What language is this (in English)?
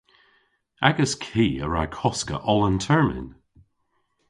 Cornish